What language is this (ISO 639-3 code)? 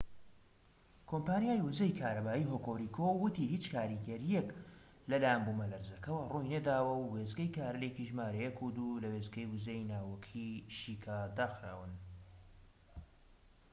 ckb